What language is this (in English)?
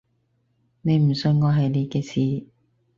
Cantonese